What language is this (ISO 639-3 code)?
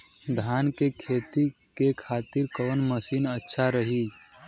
bho